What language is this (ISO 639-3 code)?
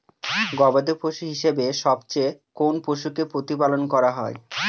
ben